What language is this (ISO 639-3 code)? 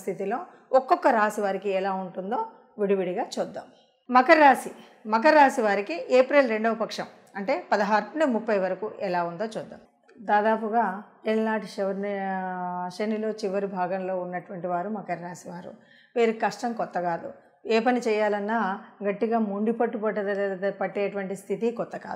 tel